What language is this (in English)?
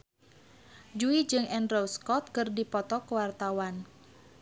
Sundanese